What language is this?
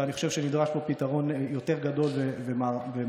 Hebrew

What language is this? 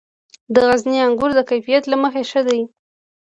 Pashto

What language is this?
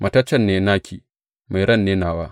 Hausa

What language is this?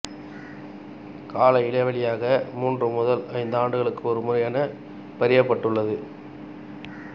Tamil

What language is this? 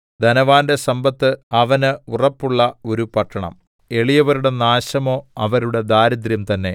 Malayalam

